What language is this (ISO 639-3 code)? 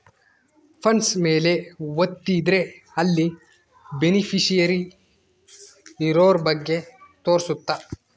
kan